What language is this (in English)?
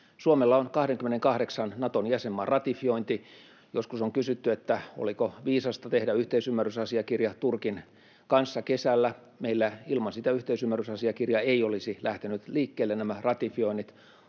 Finnish